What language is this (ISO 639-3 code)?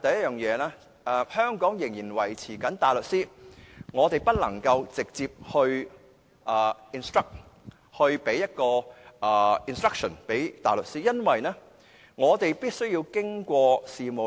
yue